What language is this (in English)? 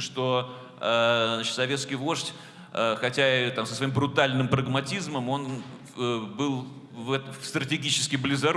Russian